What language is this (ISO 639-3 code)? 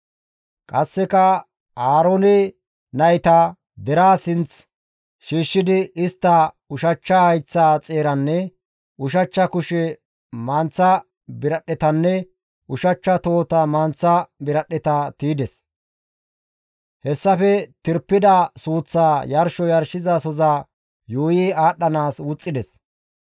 gmv